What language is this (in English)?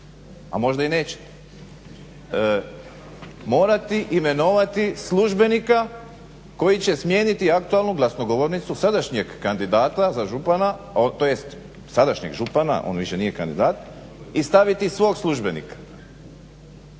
Croatian